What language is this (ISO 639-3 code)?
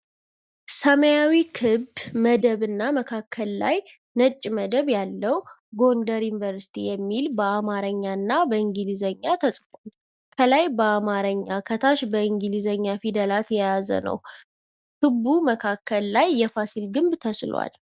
amh